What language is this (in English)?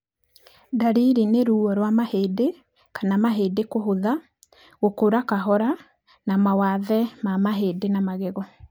Kikuyu